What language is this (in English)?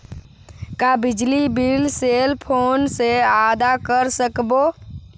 Chhattisgarhi